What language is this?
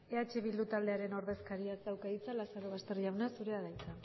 Basque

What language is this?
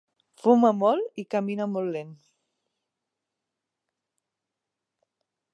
Catalan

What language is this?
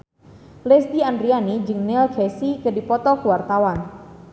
Sundanese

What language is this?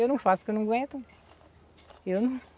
Portuguese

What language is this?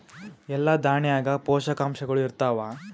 Kannada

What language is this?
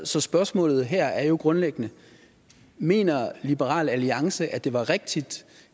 Danish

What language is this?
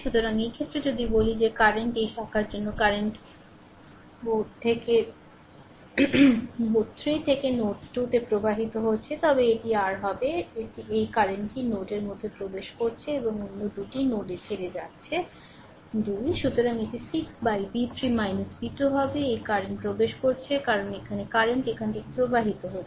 Bangla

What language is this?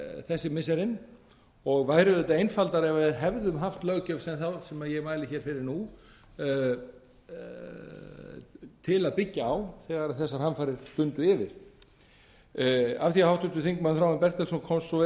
Icelandic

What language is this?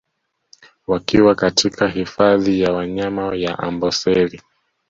Swahili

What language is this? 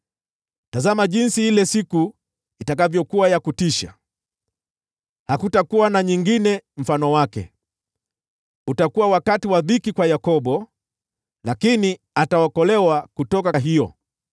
Swahili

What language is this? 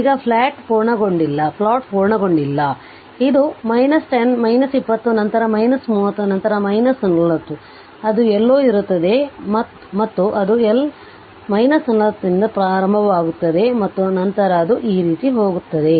Kannada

